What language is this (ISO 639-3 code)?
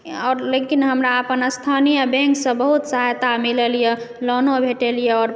mai